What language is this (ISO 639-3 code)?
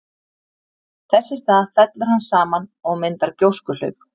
isl